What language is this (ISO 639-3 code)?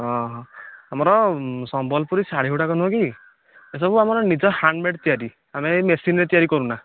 ori